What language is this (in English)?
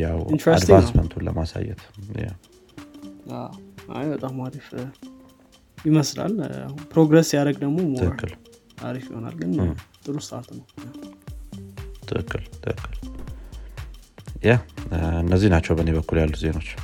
Amharic